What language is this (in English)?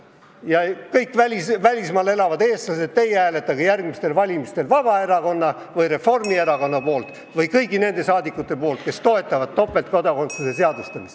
Estonian